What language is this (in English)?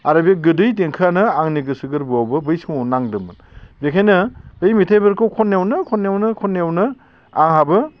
Bodo